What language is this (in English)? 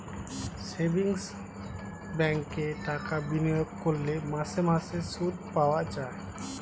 Bangla